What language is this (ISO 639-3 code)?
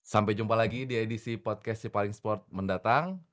ind